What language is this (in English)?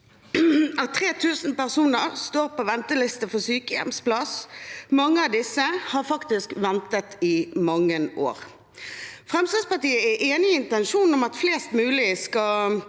Norwegian